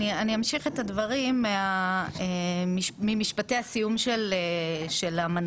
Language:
Hebrew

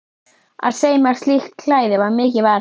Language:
Icelandic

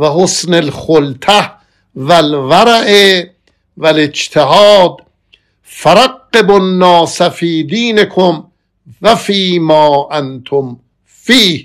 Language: Persian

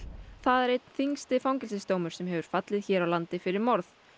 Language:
Icelandic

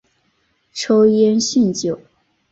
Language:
Chinese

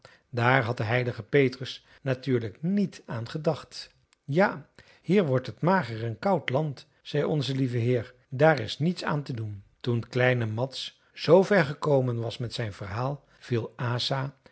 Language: Dutch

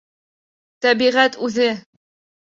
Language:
Bashkir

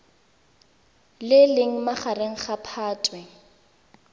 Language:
Tswana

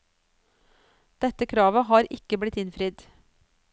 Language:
Norwegian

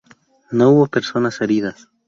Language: Spanish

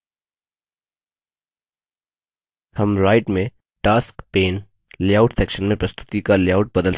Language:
Hindi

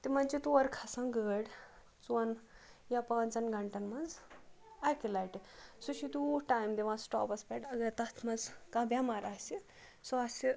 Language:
Kashmiri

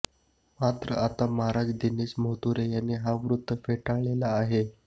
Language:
Marathi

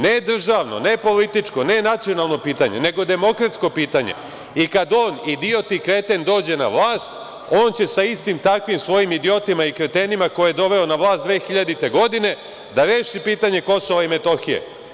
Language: Serbian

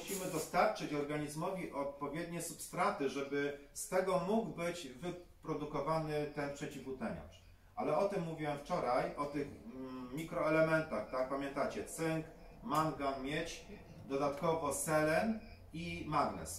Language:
Polish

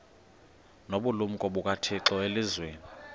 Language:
Xhosa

